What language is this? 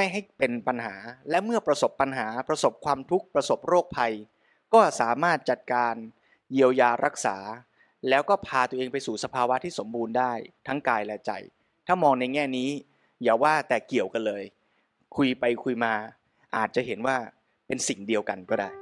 Thai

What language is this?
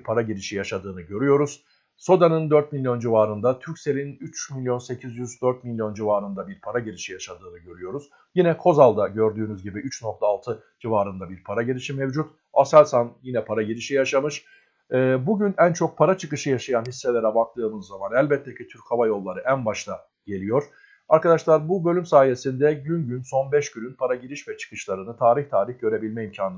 Turkish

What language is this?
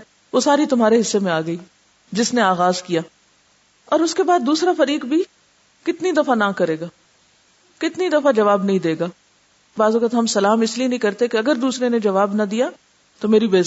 Urdu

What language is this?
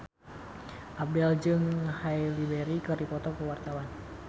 Sundanese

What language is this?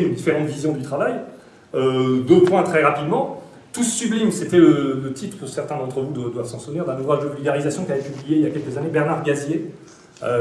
French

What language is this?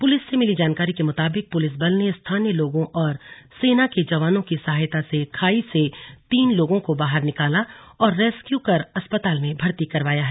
Hindi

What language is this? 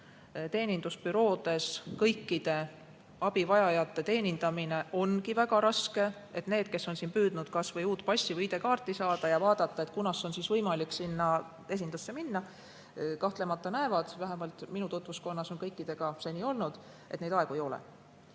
Estonian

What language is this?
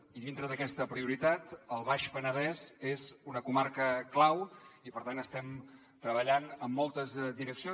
Catalan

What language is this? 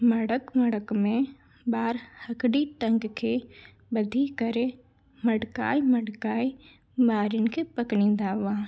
Sindhi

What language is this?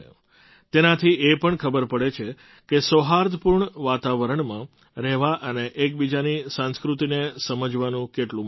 Gujarati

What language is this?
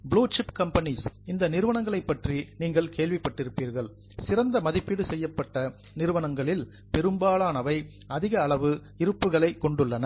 Tamil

